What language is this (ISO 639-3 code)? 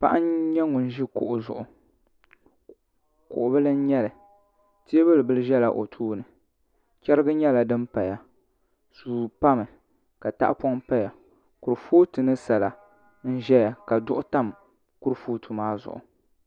dag